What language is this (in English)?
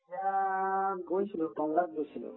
Assamese